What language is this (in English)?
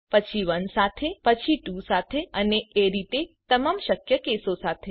Gujarati